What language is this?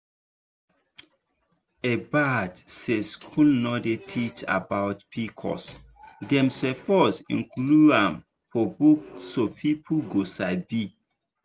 Nigerian Pidgin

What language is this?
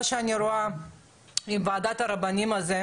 Hebrew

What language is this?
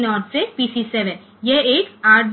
Gujarati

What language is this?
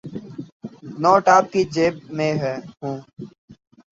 Urdu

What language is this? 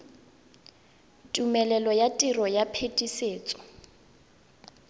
Tswana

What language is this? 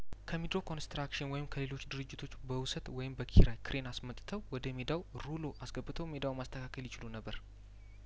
Amharic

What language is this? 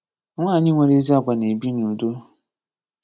Igbo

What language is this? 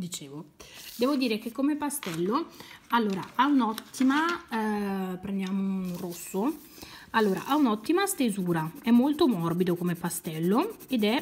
Italian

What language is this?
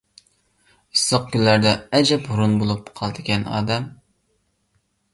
Uyghur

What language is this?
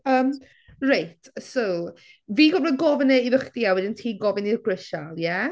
Welsh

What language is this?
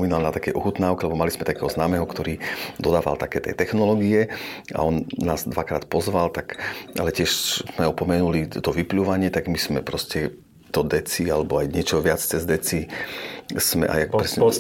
Slovak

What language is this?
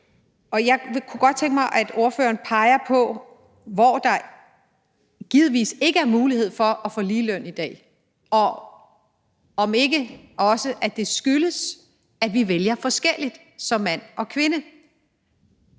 Danish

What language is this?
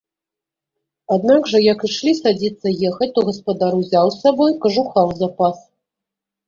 Belarusian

